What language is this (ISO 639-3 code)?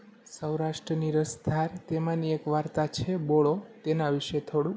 guj